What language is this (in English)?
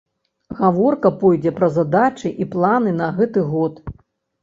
Belarusian